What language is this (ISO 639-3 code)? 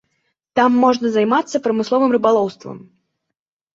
bel